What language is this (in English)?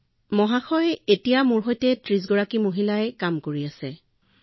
Assamese